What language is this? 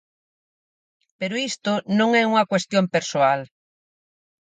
Galician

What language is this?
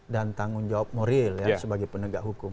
Indonesian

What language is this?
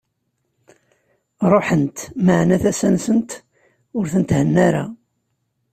Kabyle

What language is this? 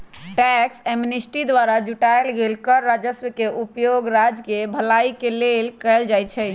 Magahi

